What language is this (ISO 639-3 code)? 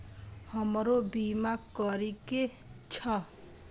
mai